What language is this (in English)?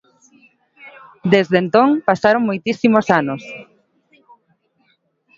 Galician